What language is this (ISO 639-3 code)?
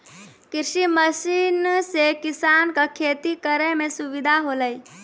mai